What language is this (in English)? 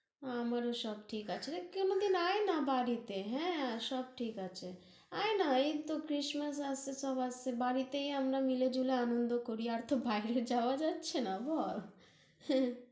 Bangla